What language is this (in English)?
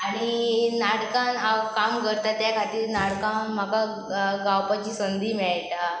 Konkani